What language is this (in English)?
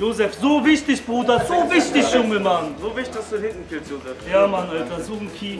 German